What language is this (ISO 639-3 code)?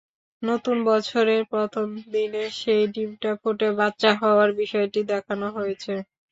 ben